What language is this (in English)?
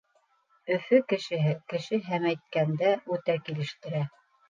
Bashkir